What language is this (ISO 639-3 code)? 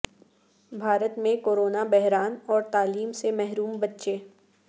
urd